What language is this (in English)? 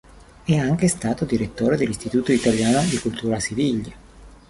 Italian